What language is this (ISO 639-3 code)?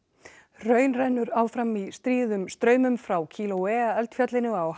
isl